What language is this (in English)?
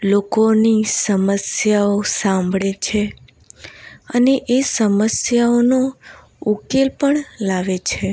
Gujarati